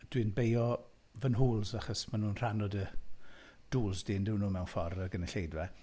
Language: Welsh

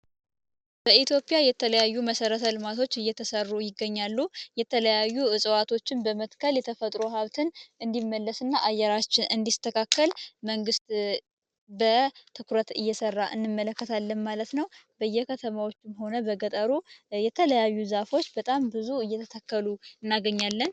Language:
Amharic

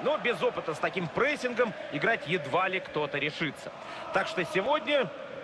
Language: Russian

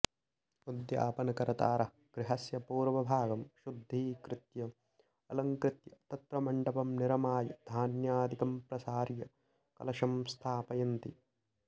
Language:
Sanskrit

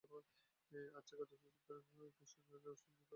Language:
Bangla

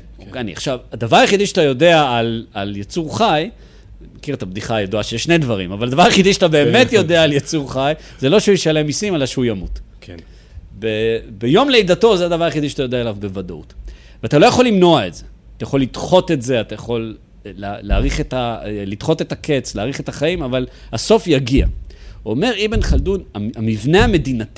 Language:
Hebrew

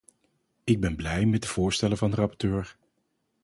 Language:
Dutch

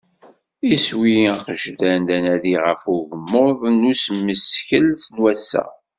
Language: Kabyle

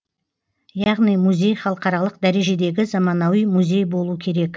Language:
Kazakh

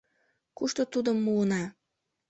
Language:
Mari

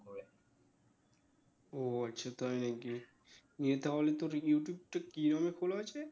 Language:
Bangla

